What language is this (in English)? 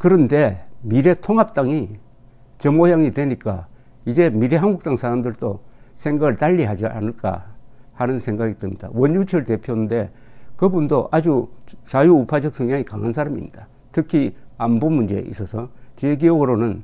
Korean